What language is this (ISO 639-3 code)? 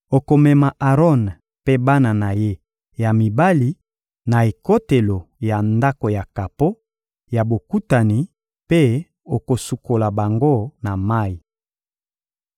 lin